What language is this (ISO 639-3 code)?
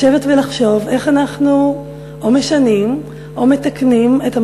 heb